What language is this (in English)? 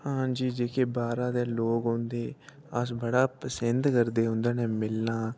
Dogri